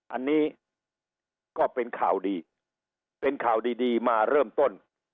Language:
Thai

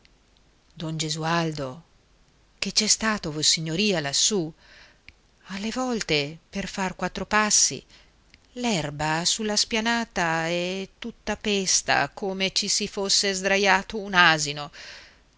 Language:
Italian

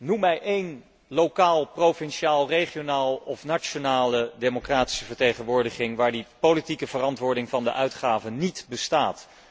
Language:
Dutch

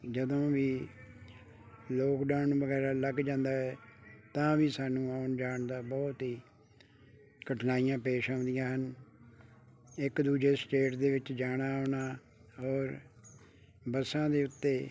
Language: Punjabi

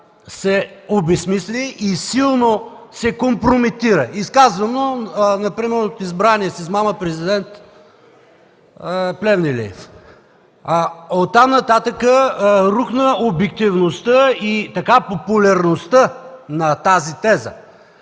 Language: Bulgarian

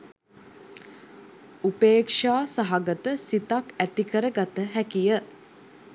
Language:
Sinhala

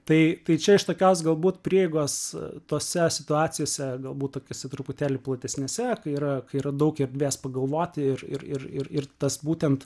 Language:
Lithuanian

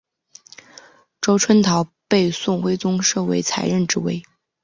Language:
Chinese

